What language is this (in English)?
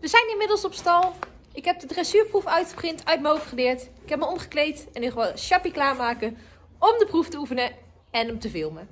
Dutch